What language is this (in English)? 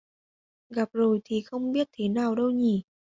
Vietnamese